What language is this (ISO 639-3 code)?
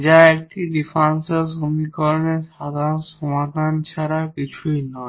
ben